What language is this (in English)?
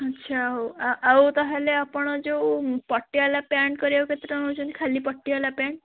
Odia